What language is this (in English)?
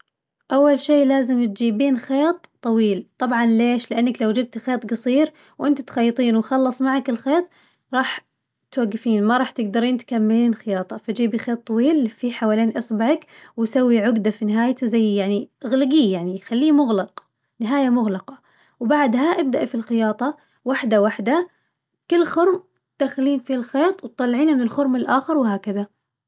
Najdi Arabic